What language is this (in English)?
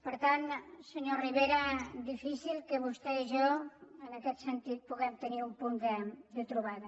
Catalan